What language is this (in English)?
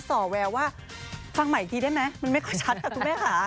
Thai